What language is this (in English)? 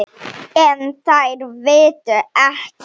Icelandic